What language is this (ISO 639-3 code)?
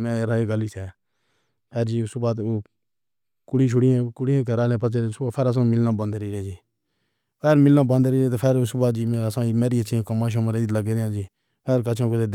phr